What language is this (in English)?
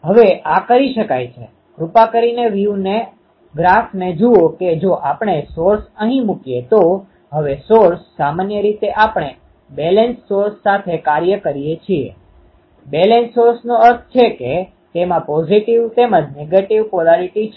Gujarati